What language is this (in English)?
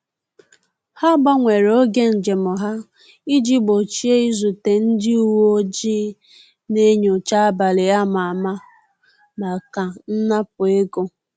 Igbo